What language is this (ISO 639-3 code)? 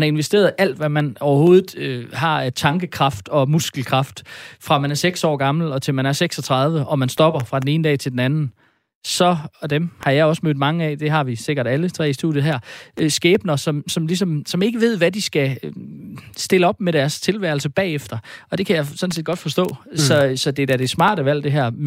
dan